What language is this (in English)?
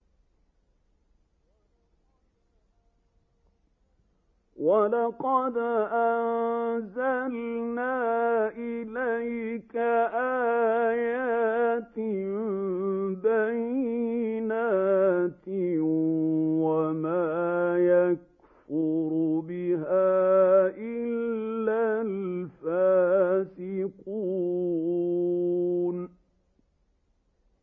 Arabic